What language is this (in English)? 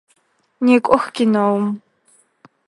Adyghe